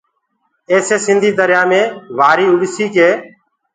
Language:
Gurgula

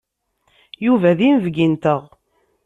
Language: Kabyle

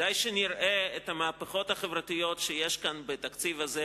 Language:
Hebrew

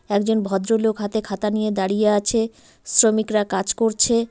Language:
Bangla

